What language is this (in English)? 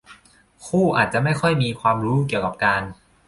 Thai